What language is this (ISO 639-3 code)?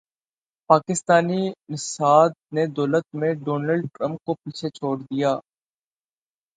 urd